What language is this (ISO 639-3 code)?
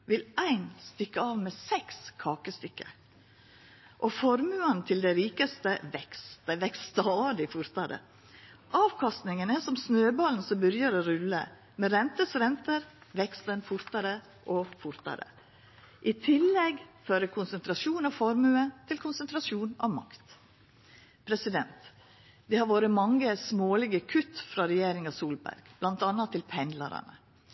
nno